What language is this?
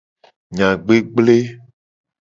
Gen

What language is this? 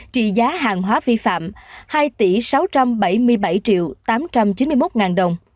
Vietnamese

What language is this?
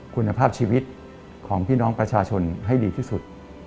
Thai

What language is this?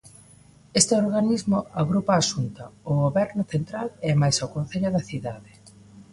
Galician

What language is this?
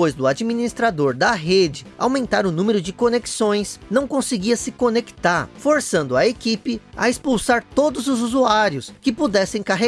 Portuguese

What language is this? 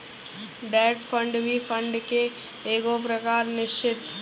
Bhojpuri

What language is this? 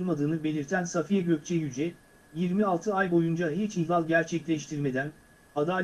Turkish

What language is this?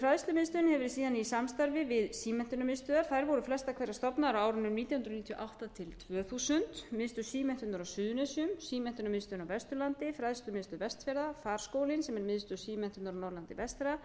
Icelandic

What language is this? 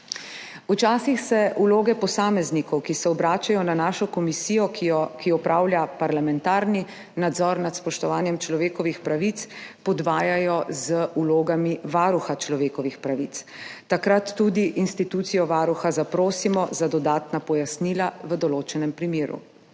Slovenian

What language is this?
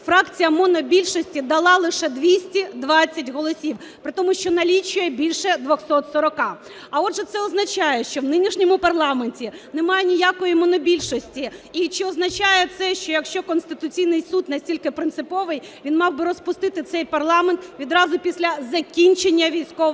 Ukrainian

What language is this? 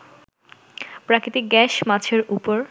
Bangla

